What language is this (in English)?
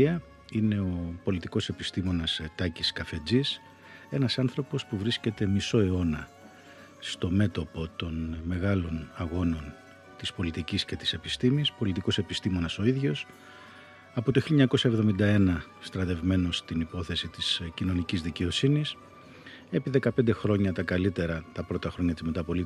Greek